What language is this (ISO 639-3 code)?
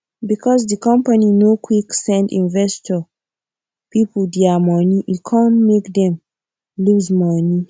pcm